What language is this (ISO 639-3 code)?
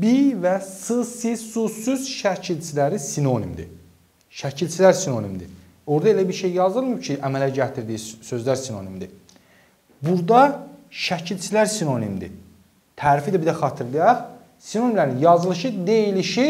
tur